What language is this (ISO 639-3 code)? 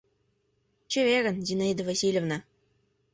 chm